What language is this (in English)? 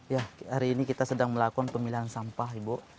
Indonesian